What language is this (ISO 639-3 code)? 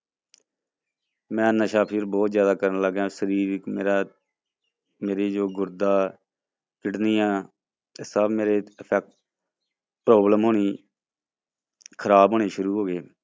pan